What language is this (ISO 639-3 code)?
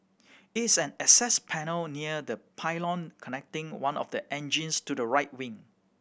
eng